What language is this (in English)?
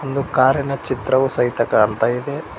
Kannada